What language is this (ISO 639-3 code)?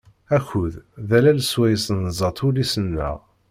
kab